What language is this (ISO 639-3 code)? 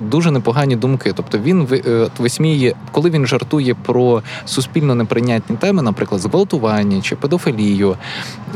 ukr